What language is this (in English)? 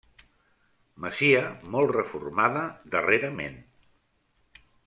Catalan